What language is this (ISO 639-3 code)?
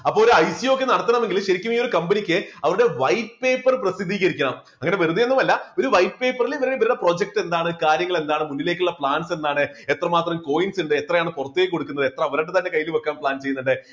mal